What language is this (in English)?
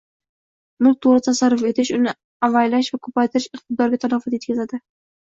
Uzbek